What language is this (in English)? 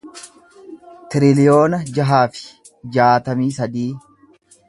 Oromo